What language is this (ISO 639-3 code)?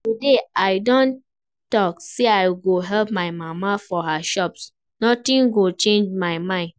pcm